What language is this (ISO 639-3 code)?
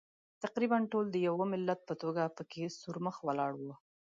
pus